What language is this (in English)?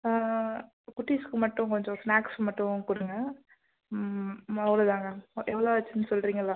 Tamil